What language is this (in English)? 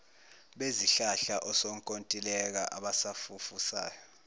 Zulu